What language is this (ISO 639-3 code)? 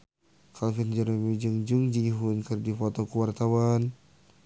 sun